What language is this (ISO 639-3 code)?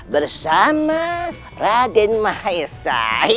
ind